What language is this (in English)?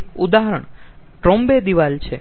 Gujarati